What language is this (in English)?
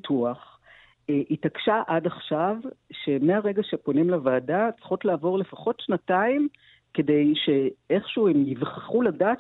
Hebrew